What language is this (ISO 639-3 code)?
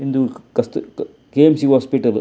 tcy